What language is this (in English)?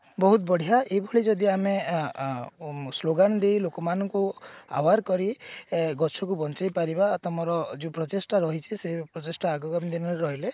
Odia